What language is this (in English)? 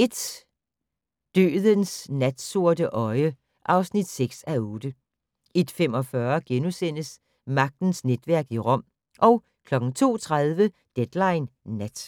Danish